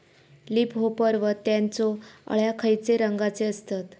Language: Marathi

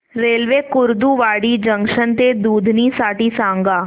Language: Marathi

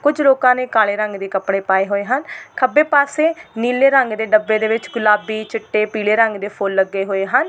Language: Punjabi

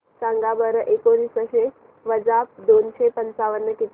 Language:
Marathi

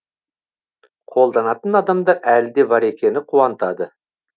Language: Kazakh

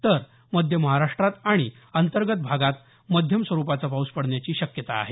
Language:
Marathi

